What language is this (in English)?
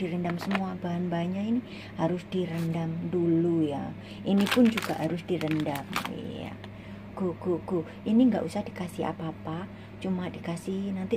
Indonesian